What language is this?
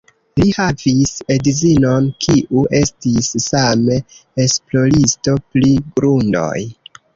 Esperanto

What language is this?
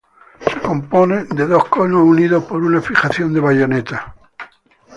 Spanish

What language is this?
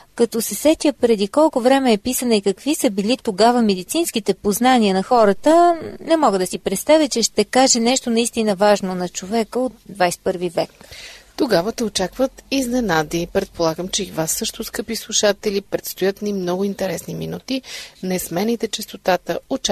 Bulgarian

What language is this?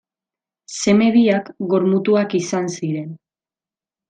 Basque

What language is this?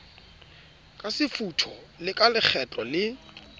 Southern Sotho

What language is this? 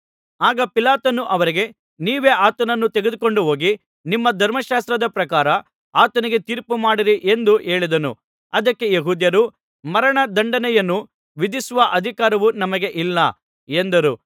Kannada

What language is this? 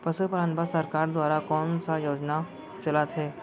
Chhattisgarhi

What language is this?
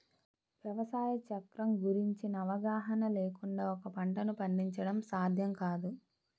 Telugu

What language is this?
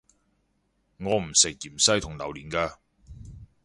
Cantonese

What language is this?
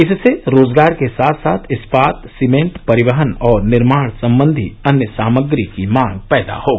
Hindi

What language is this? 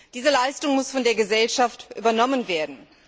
German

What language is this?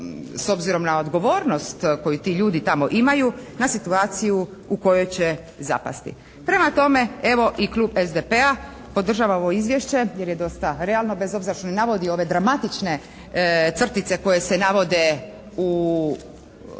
Croatian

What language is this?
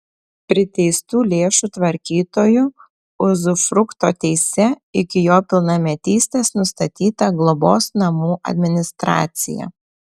Lithuanian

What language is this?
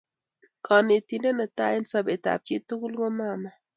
Kalenjin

